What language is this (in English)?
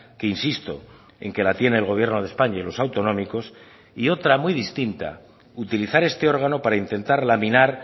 Spanish